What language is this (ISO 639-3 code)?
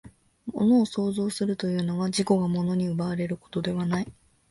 jpn